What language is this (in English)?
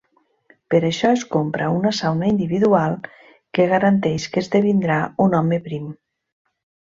Catalan